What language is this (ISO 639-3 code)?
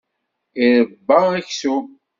kab